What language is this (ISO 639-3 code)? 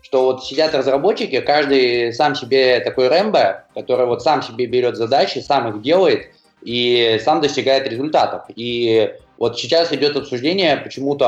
rus